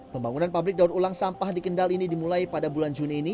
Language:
Indonesian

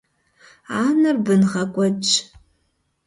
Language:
Kabardian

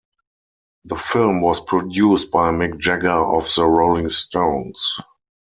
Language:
English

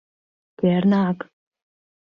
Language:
Mari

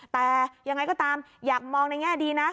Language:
Thai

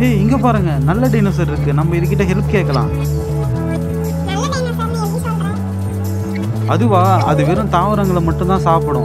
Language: Indonesian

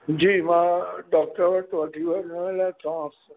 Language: Sindhi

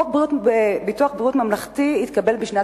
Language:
Hebrew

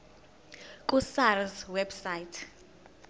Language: Zulu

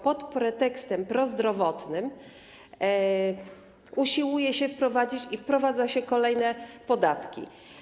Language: Polish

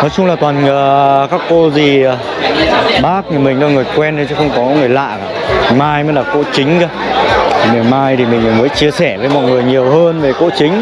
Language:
Vietnamese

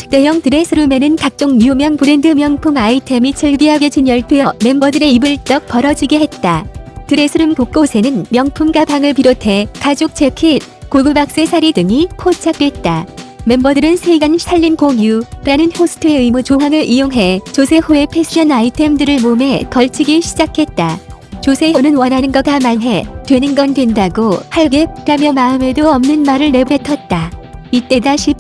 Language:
Korean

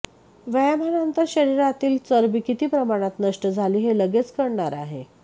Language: Marathi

